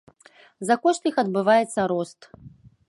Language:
Belarusian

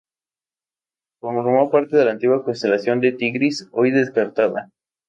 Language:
Spanish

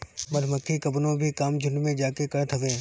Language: Bhojpuri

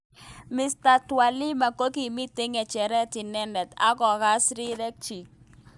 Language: Kalenjin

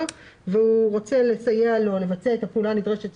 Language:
Hebrew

